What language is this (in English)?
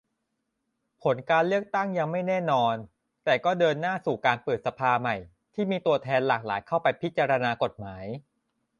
Thai